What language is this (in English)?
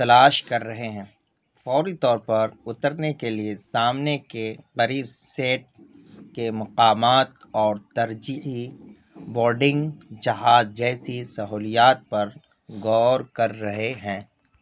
Urdu